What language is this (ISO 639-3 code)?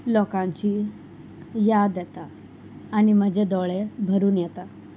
kok